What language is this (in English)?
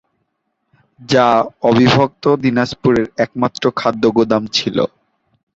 Bangla